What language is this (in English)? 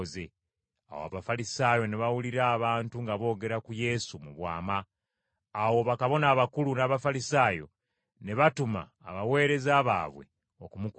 Ganda